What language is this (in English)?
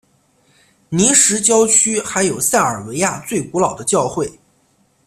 Chinese